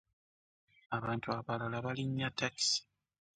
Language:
Ganda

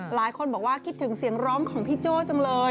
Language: Thai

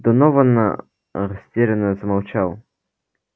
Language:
Russian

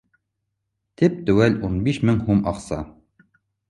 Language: Bashkir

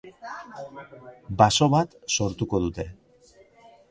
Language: Basque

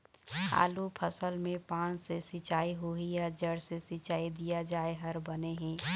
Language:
Chhattisgarhi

